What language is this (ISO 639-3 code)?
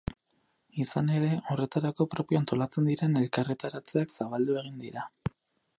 eus